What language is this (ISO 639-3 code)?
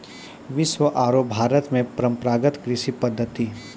mai